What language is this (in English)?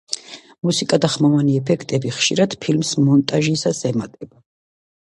Georgian